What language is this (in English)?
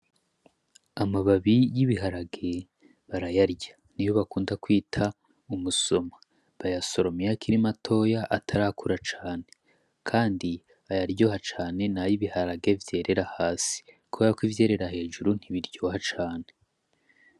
Rundi